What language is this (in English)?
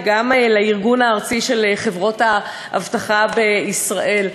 Hebrew